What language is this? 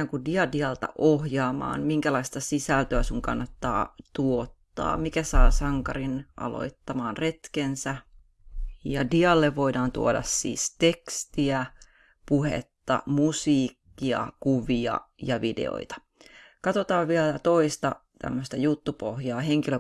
Finnish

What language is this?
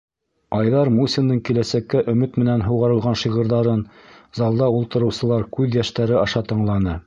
Bashkir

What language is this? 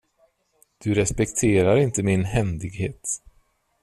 Swedish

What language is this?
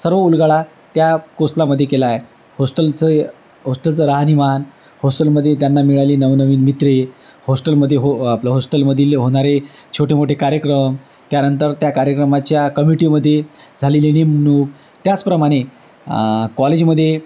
Marathi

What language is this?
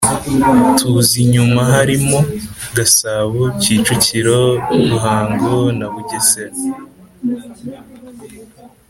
Kinyarwanda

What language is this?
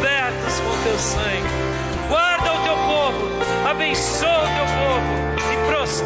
Portuguese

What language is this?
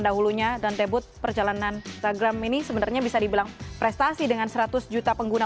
Indonesian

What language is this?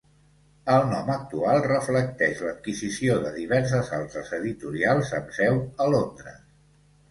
Catalan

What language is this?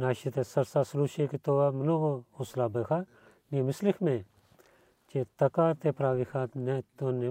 Bulgarian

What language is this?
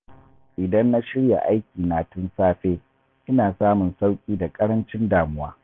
Hausa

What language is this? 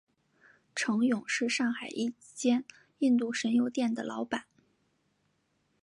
Chinese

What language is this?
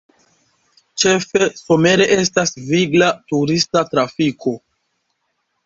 Esperanto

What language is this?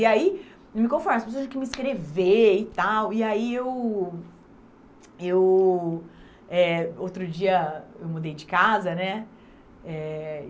Portuguese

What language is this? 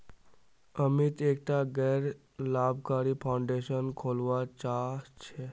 Magahi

